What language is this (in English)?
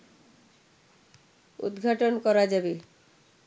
Bangla